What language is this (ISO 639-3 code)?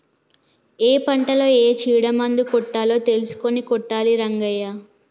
tel